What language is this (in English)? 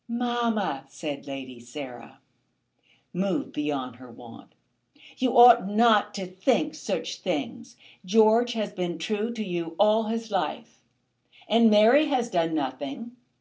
English